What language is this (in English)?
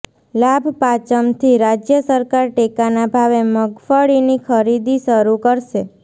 Gujarati